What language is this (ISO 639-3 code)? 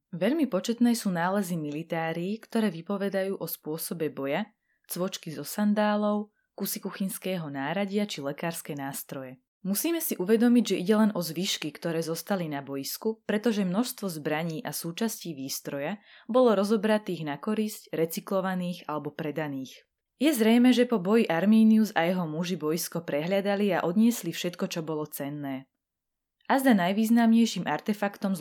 slk